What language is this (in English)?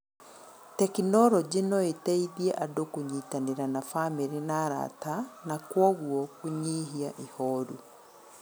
Kikuyu